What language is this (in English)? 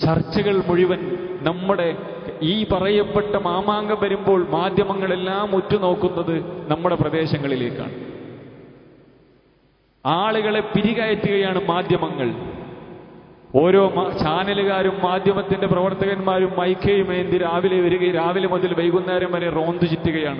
Arabic